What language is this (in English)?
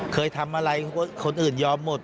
Thai